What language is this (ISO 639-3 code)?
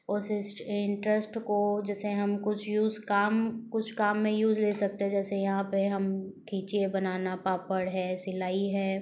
hin